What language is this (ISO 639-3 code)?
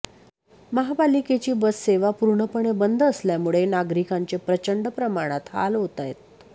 mar